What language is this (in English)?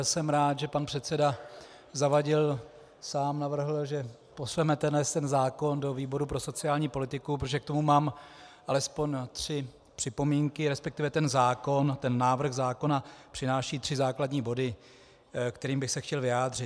Czech